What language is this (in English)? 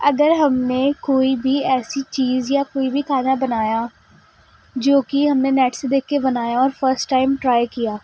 Urdu